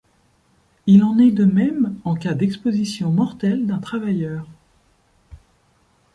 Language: French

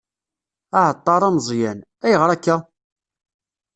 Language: Kabyle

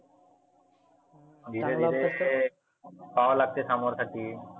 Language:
Marathi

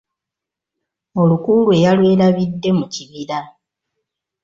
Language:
Ganda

